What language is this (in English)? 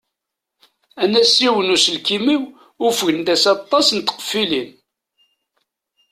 Kabyle